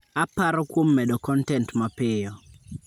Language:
Luo (Kenya and Tanzania)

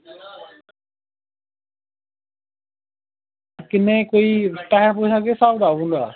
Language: Dogri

